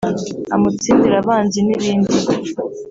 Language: Kinyarwanda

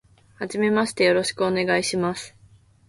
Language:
Japanese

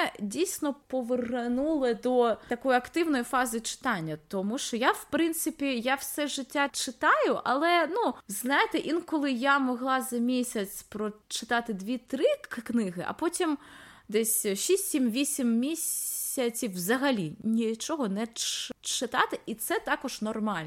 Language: Ukrainian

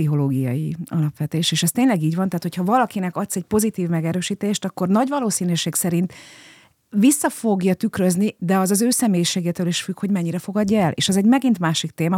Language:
Hungarian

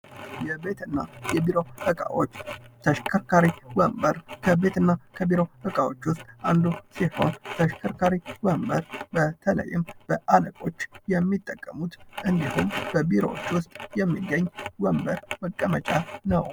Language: Amharic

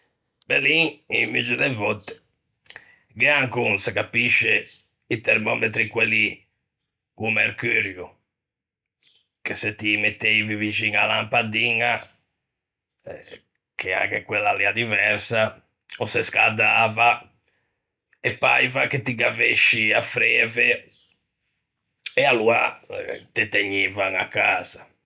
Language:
Ligurian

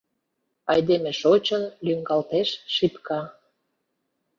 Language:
Mari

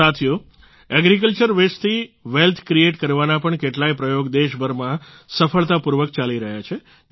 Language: Gujarati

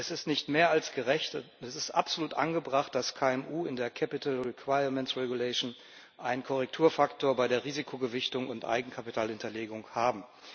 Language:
German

